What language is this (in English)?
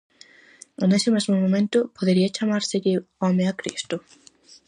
Galician